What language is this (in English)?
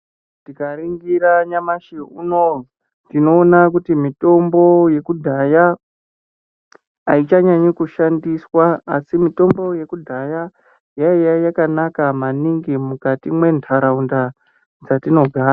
Ndau